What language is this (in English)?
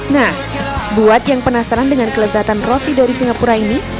Indonesian